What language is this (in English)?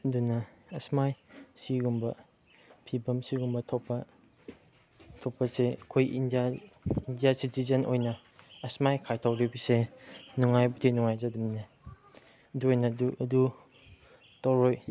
Manipuri